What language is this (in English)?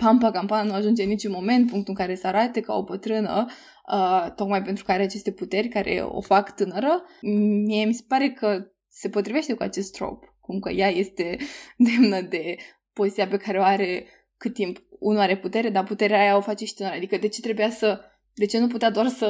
Romanian